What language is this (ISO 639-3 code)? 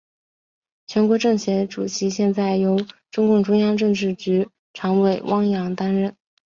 zho